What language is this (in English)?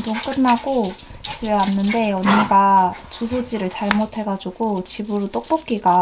Korean